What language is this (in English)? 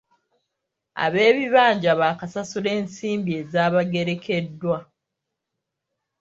Ganda